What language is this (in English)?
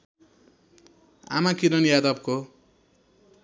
Nepali